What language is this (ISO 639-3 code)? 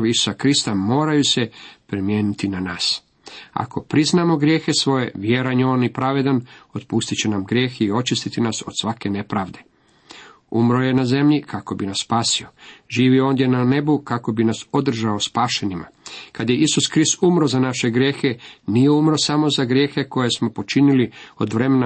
hrv